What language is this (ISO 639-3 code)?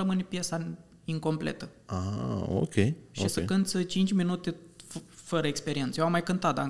ron